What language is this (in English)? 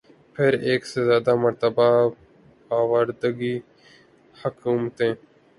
Urdu